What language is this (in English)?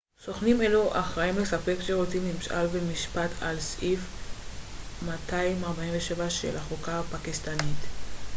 Hebrew